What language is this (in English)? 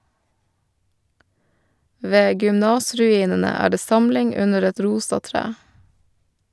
Norwegian